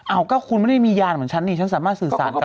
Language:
Thai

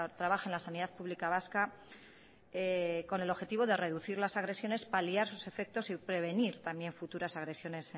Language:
Spanish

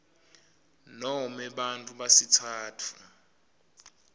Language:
Swati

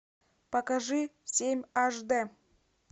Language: Russian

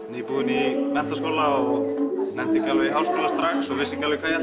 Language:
Icelandic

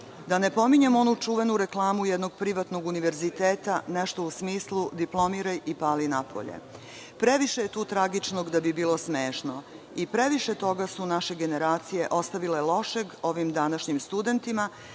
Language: Serbian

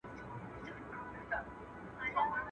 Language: Pashto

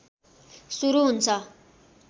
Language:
Nepali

